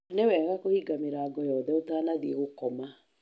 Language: Kikuyu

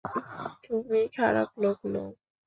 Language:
Bangla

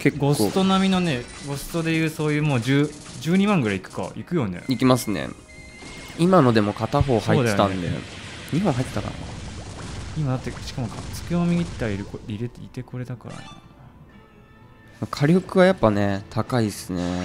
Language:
Japanese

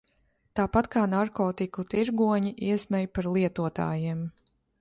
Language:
Latvian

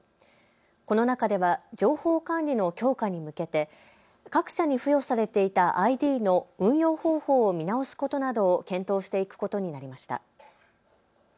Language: Japanese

